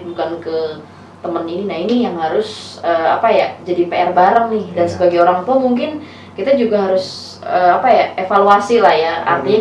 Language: Indonesian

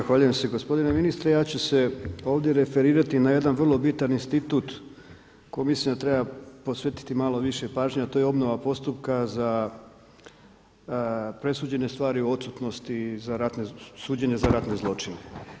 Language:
Croatian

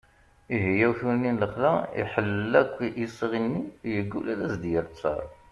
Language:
Kabyle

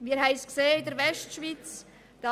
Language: Swiss German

